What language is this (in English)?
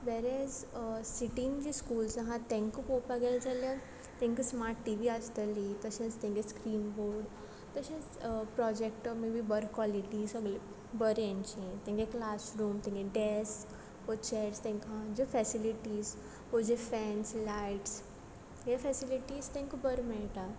Konkani